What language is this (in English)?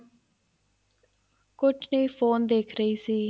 Punjabi